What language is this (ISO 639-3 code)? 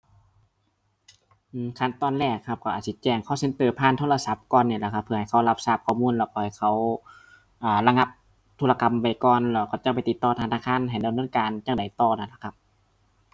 tha